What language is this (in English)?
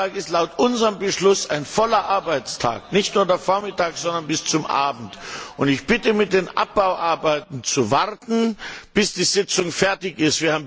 German